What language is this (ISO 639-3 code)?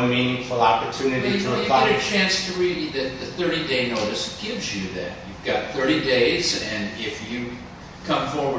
eng